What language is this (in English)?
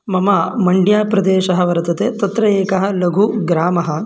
Sanskrit